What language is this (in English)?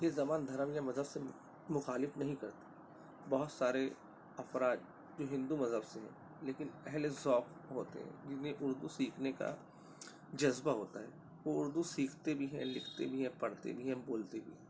Urdu